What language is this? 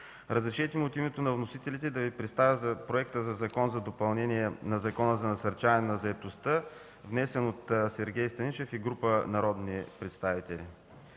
Bulgarian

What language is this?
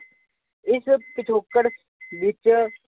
Punjabi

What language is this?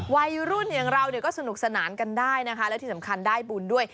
Thai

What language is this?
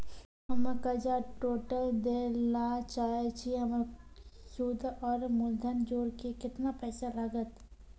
Maithili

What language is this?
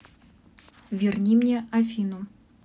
Russian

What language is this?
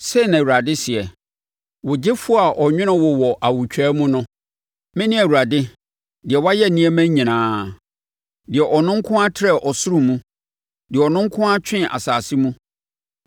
Akan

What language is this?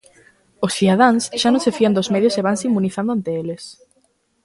Galician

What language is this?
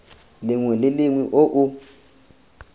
Tswana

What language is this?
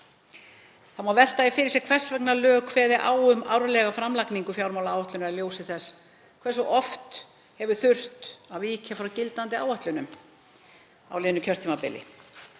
Icelandic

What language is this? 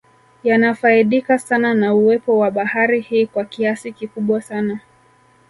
Swahili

